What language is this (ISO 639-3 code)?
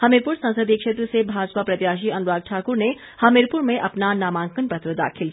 hin